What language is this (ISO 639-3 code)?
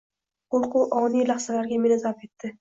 uzb